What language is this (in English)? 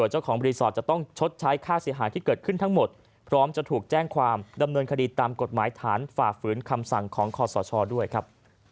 Thai